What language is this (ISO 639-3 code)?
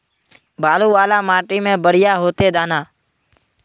mag